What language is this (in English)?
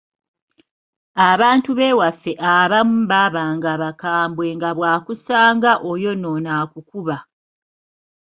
Ganda